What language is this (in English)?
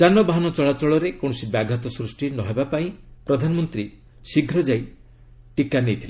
Odia